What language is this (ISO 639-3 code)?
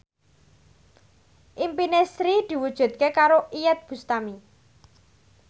jav